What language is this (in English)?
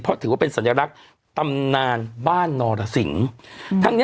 Thai